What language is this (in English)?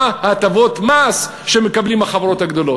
Hebrew